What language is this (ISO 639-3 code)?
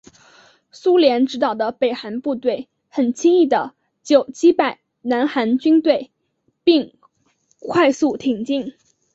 zho